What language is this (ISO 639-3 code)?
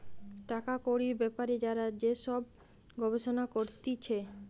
ben